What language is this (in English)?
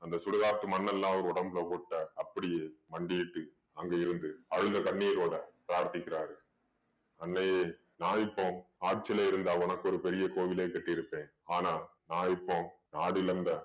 Tamil